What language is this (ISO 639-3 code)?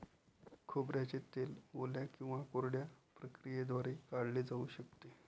mar